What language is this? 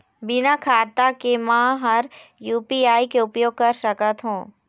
Chhattisgarhi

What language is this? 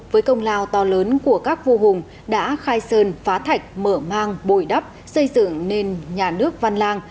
Vietnamese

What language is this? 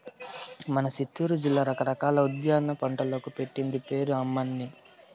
Telugu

